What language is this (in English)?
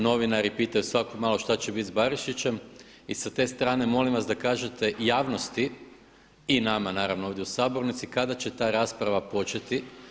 Croatian